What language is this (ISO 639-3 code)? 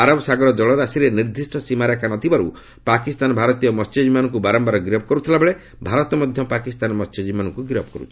ori